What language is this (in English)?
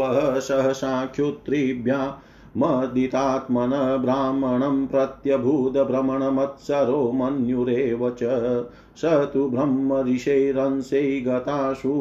Hindi